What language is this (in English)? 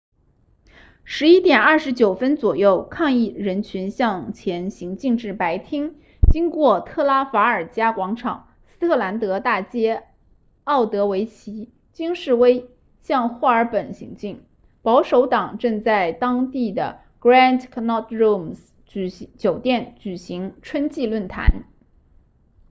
Chinese